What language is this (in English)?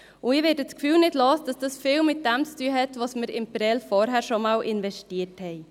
Swiss German